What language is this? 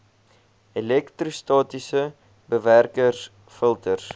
Afrikaans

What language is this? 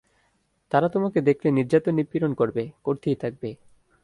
Bangla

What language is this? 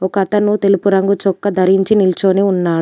Telugu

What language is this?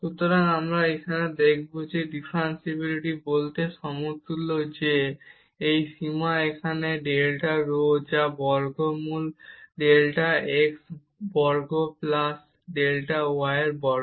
Bangla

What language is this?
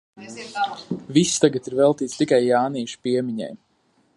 Latvian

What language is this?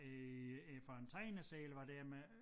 Danish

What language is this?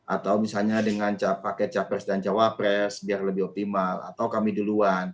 Indonesian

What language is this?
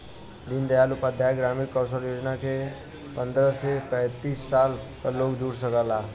Bhojpuri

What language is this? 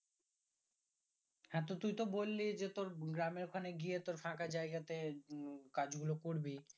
Bangla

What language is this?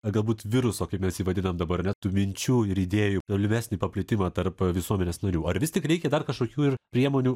Lithuanian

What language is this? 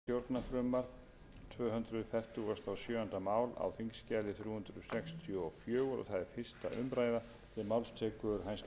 Icelandic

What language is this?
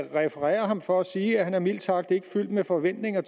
Danish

